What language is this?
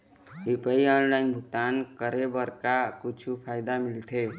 Chhattisgarhi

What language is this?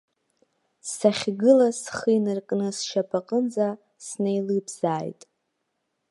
Abkhazian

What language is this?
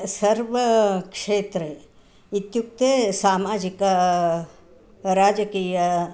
Sanskrit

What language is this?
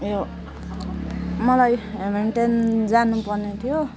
Nepali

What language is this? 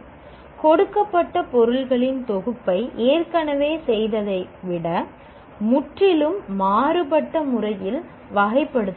Tamil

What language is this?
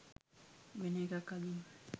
Sinhala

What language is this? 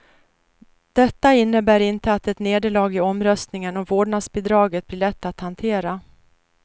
Swedish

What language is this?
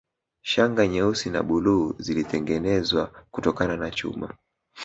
Swahili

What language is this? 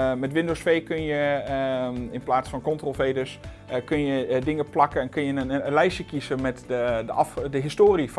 Dutch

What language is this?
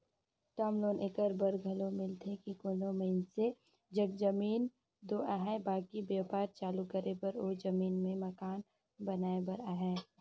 Chhattisgarhi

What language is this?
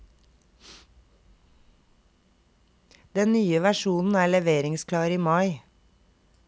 Norwegian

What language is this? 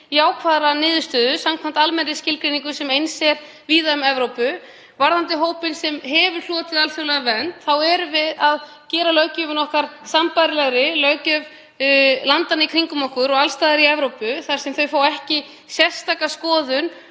Icelandic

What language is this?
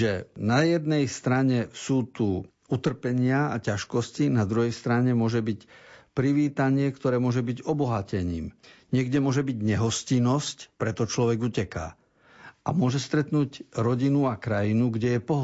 Slovak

